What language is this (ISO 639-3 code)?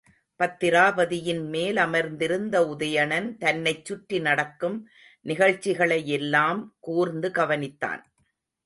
tam